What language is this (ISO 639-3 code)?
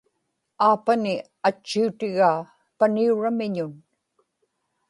ipk